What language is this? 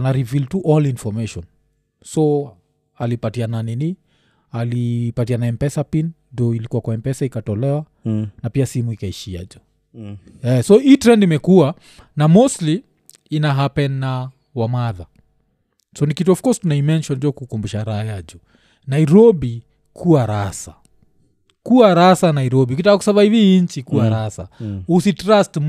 Swahili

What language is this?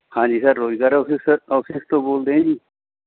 Punjabi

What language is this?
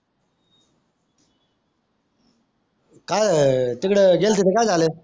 Marathi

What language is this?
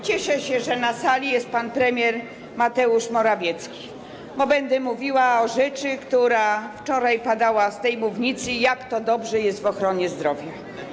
Polish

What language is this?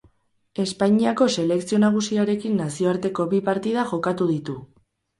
Basque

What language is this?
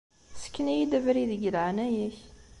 Kabyle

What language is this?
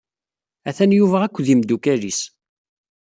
Kabyle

